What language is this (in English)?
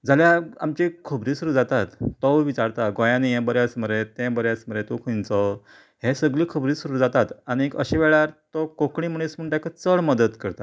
Konkani